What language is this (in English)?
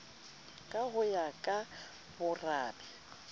Southern Sotho